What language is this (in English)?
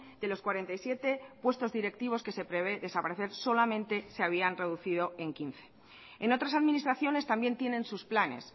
Spanish